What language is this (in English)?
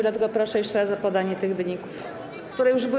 Polish